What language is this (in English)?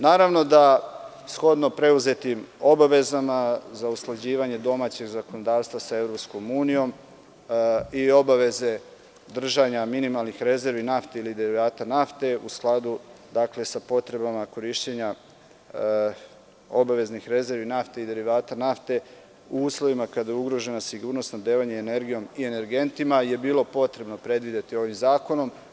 Serbian